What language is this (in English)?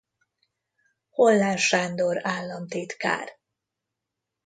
Hungarian